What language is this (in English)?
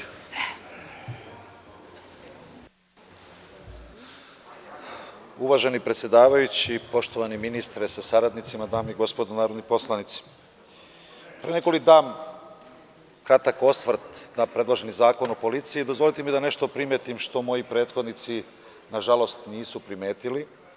Serbian